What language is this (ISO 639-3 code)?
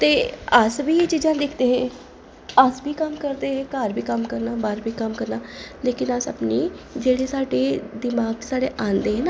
doi